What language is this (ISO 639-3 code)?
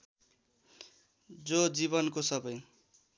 nep